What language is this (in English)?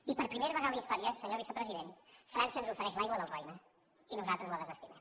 Catalan